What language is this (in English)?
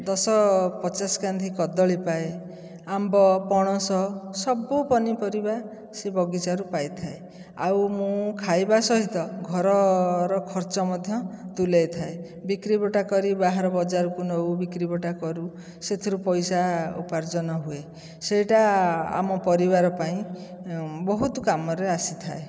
Odia